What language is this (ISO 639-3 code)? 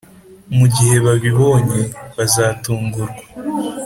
kin